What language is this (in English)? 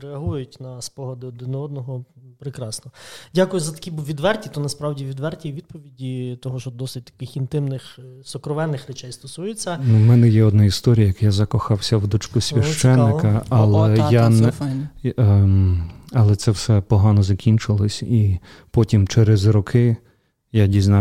Ukrainian